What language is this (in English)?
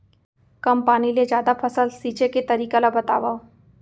Chhattisgarhi